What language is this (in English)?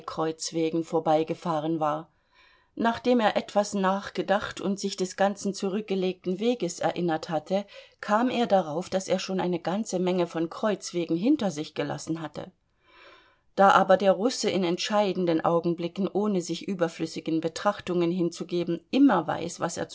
German